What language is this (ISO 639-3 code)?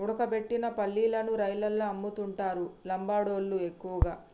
tel